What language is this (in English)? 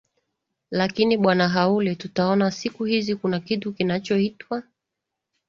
Swahili